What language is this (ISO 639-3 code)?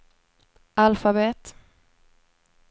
swe